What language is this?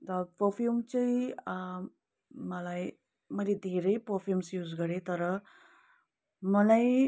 Nepali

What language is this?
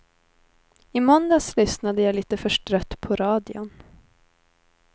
Swedish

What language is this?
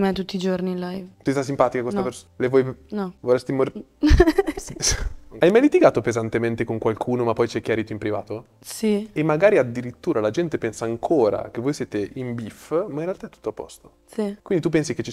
Italian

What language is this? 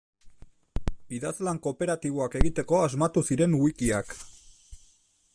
Basque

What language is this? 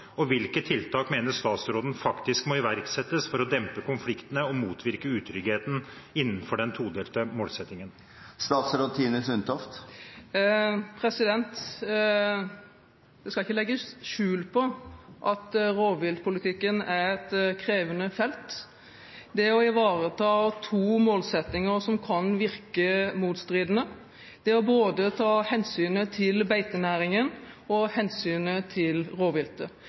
Norwegian Bokmål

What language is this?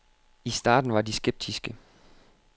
Danish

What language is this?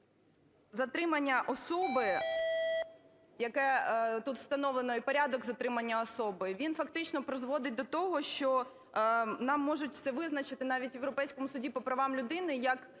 Ukrainian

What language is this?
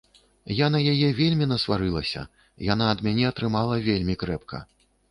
Belarusian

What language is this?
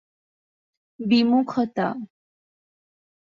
Bangla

